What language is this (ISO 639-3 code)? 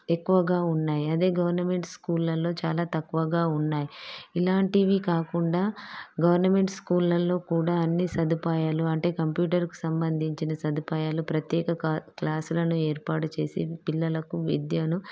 tel